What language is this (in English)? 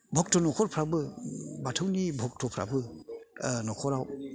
Bodo